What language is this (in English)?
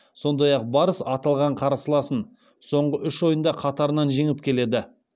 Kazakh